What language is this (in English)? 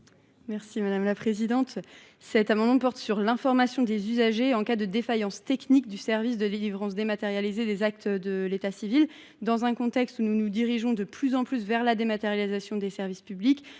French